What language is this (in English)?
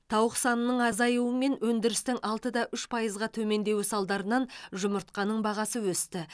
Kazakh